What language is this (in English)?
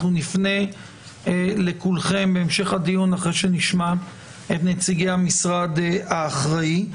Hebrew